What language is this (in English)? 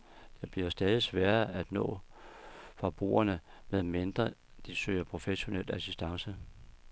Danish